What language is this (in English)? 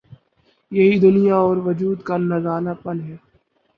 Urdu